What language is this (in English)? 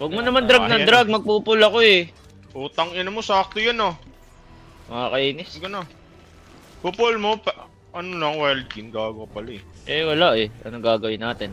Filipino